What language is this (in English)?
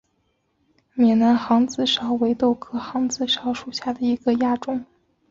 Chinese